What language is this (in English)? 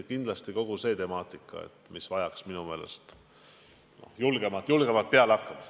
Estonian